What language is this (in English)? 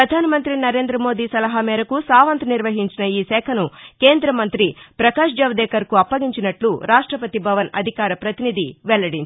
Telugu